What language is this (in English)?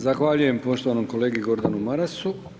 Croatian